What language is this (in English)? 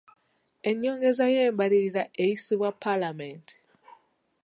Ganda